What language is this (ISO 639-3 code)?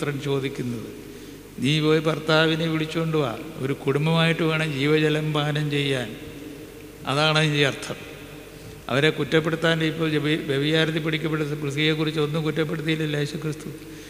mal